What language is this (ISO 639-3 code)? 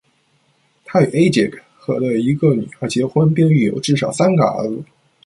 zho